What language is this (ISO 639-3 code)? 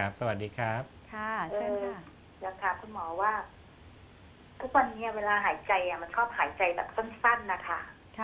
tha